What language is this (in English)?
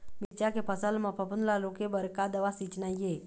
Chhattisgarhi